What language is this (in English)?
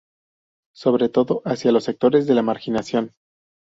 Spanish